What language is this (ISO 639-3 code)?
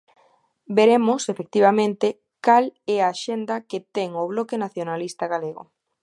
glg